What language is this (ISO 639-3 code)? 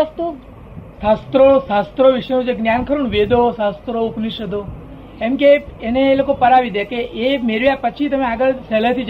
guj